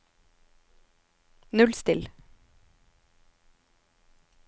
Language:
Norwegian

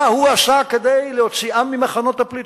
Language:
Hebrew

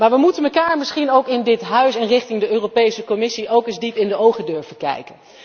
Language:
Dutch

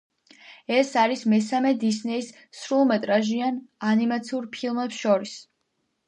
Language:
Georgian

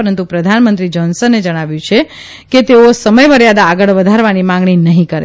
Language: Gujarati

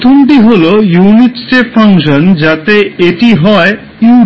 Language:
Bangla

